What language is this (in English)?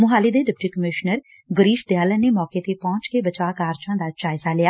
Punjabi